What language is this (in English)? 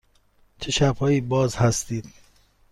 Persian